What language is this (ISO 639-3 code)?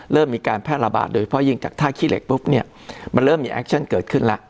tha